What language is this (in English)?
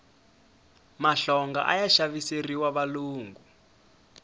Tsonga